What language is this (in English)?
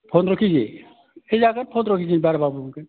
Bodo